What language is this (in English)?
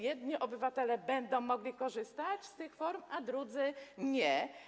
Polish